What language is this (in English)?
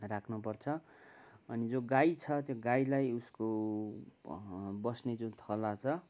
Nepali